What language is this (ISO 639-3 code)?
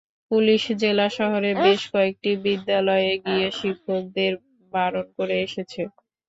ben